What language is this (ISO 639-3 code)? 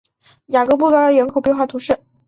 zho